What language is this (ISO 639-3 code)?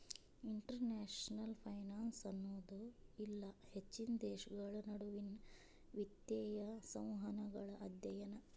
kan